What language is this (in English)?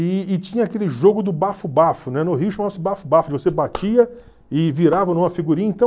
Portuguese